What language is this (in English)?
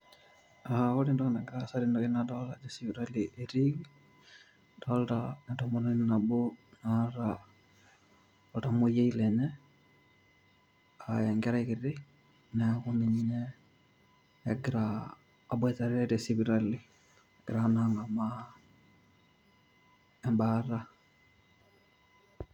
Masai